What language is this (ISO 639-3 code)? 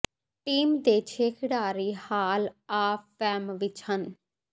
pan